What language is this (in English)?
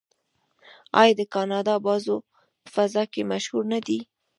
Pashto